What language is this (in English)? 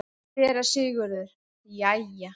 Icelandic